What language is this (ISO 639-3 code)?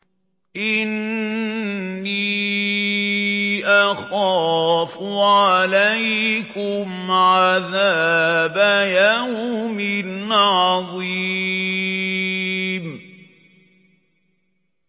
ara